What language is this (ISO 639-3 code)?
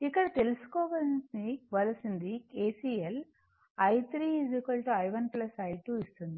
tel